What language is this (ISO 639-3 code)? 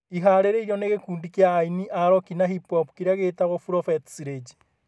kik